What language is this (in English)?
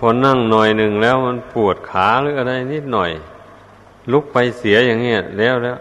Thai